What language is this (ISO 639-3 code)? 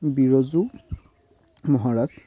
asm